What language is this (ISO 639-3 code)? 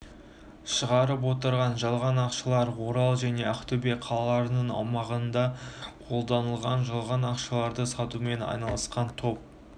kaz